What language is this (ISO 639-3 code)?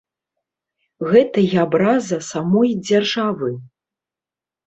bel